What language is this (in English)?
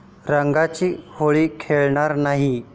Marathi